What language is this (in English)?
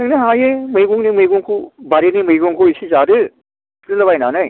Bodo